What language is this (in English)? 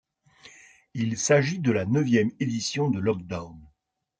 French